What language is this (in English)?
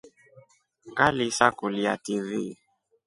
Rombo